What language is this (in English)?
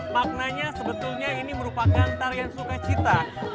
Indonesian